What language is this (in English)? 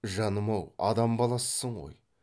Kazakh